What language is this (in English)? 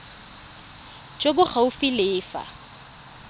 Tswana